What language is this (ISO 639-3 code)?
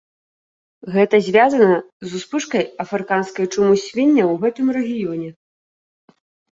bel